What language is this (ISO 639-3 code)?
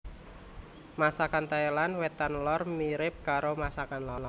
jav